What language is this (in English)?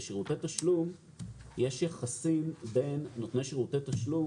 Hebrew